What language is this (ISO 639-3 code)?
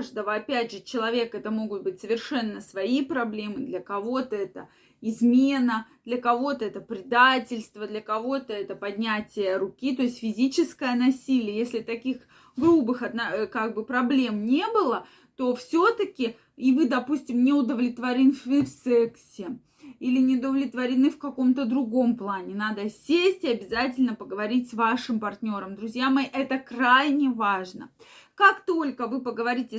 rus